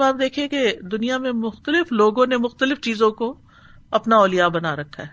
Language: Urdu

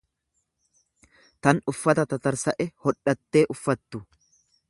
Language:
Oromo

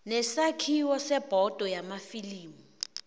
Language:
South Ndebele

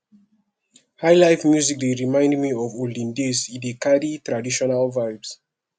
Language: Nigerian Pidgin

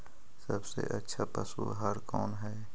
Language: Magahi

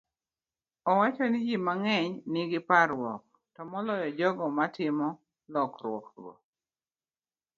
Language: Luo (Kenya and Tanzania)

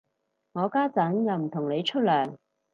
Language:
Cantonese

